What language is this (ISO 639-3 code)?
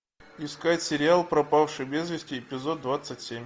rus